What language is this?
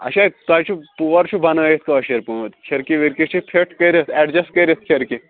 Kashmiri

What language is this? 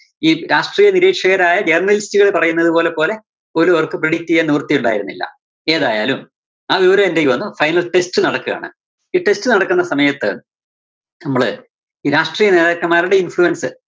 Malayalam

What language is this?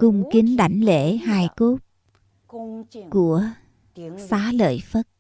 Vietnamese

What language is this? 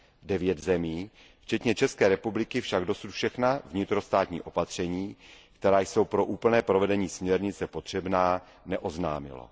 Czech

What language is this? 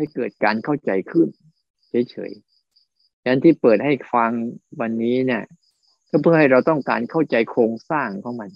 Thai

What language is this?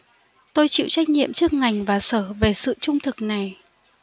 Vietnamese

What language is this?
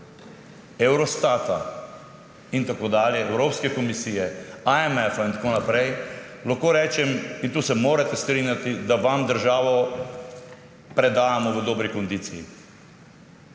Slovenian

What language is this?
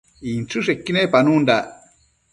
Matsés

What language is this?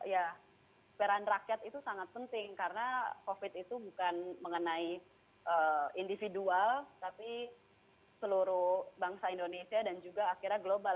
Indonesian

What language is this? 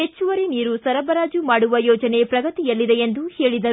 Kannada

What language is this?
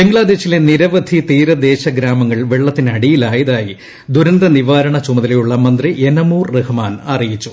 Malayalam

